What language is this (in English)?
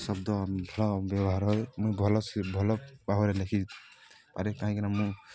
Odia